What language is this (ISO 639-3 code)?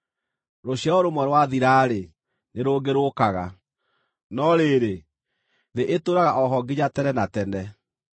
kik